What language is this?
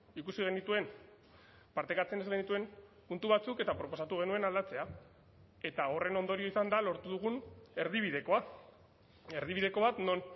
Basque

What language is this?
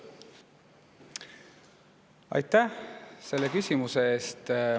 Estonian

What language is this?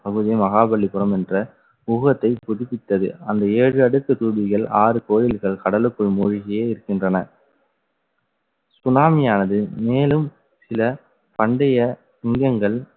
Tamil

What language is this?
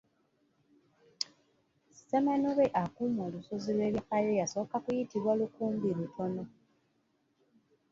Ganda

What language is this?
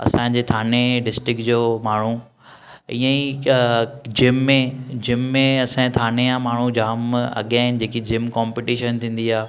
Sindhi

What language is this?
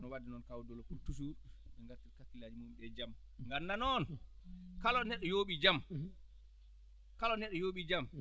Fula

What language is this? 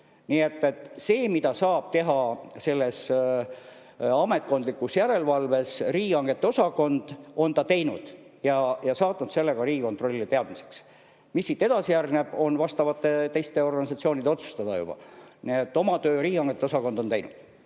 Estonian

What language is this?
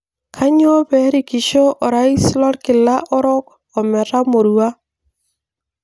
Masai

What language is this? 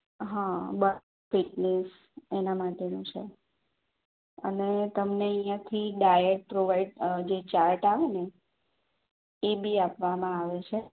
Gujarati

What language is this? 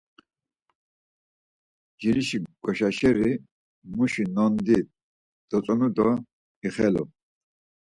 Laz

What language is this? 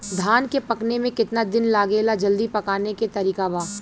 Bhojpuri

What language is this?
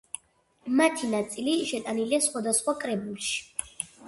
Georgian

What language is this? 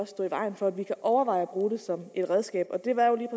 Danish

